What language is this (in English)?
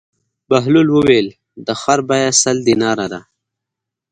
Pashto